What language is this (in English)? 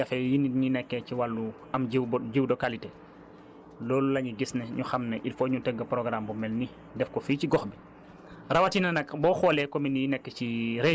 Wolof